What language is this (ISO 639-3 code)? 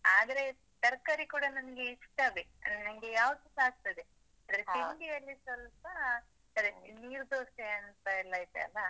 kan